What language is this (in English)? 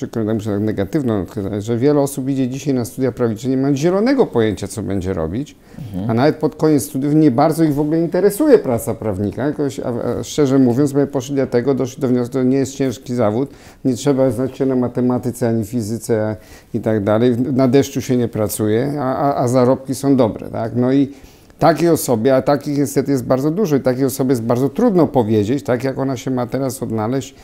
Polish